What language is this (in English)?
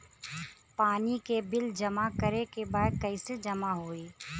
Bhojpuri